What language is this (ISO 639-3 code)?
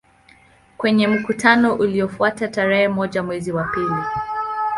swa